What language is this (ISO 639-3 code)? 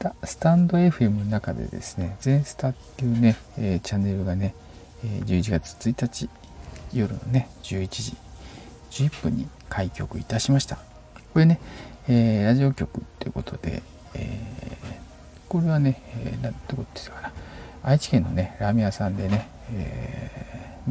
jpn